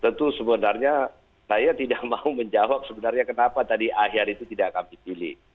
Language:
Indonesian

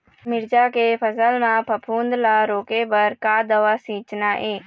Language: Chhattisgarhi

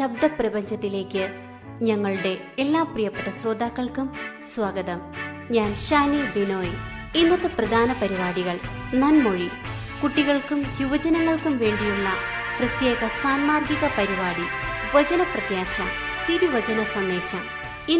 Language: Malayalam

